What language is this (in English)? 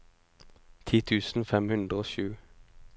Norwegian